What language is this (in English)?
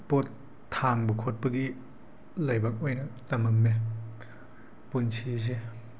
Manipuri